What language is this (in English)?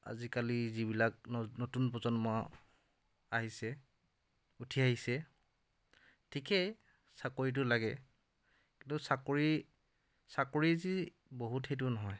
Assamese